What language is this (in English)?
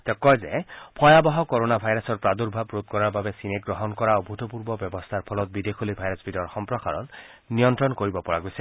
Assamese